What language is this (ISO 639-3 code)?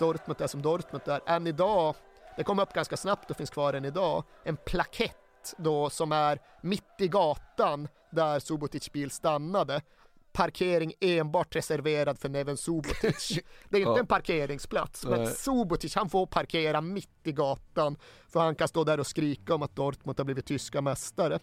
swe